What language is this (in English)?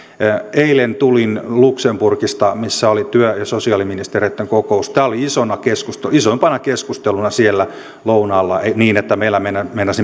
Finnish